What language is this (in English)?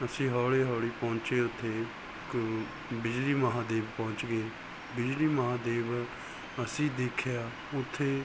Punjabi